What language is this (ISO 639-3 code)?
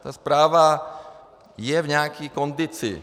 ces